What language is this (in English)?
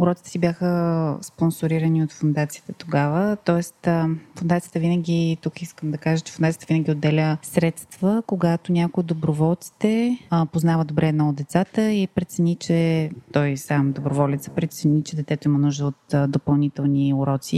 Bulgarian